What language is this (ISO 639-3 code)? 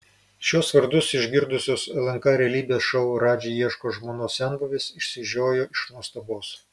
lit